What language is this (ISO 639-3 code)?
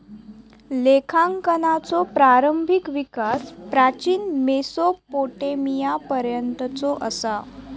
mar